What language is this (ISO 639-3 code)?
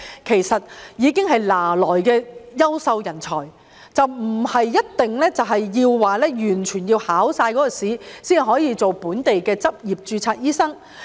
yue